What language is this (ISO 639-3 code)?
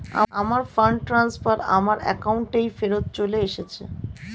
ben